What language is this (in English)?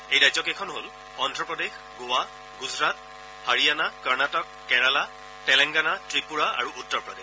Assamese